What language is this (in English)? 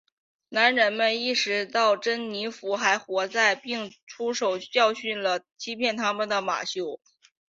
Chinese